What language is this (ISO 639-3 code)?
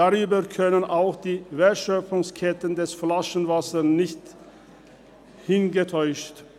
gsw